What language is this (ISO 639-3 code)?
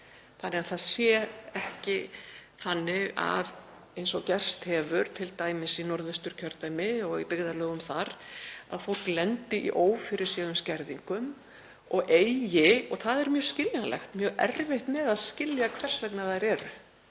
isl